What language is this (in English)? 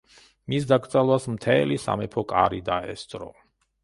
Georgian